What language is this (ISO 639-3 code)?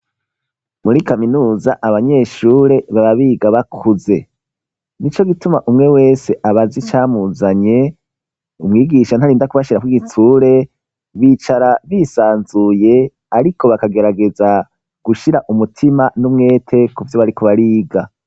run